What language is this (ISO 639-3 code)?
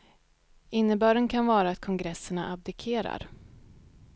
swe